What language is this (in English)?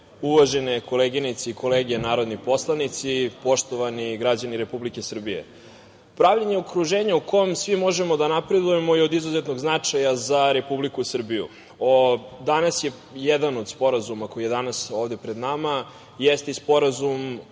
Serbian